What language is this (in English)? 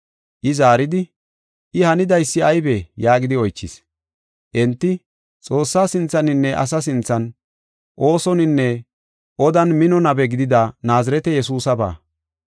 Gofa